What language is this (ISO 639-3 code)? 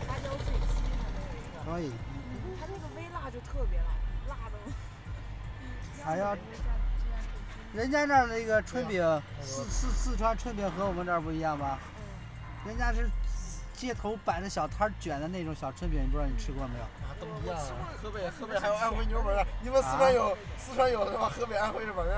zho